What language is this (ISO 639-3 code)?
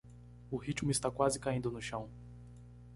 por